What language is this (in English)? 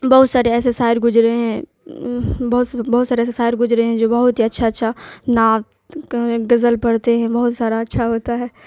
Urdu